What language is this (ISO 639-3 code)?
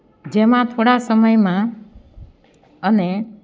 guj